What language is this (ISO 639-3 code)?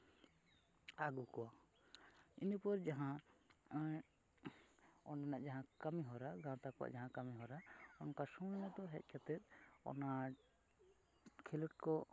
sat